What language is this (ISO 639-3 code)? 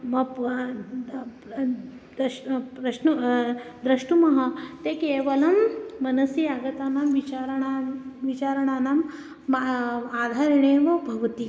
san